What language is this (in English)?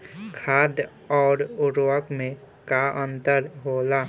Bhojpuri